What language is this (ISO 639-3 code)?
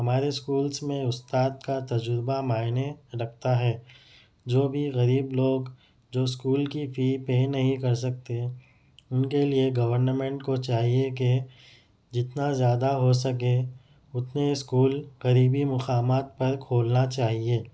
urd